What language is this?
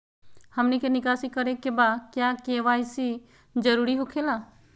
Magahi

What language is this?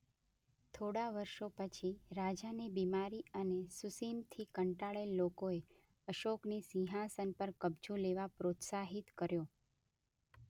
Gujarati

